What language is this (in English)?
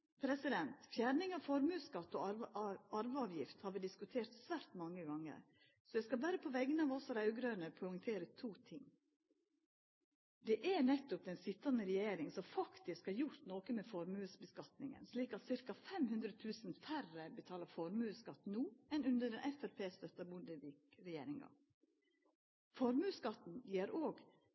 Norwegian Nynorsk